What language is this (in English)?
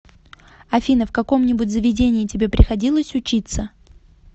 Russian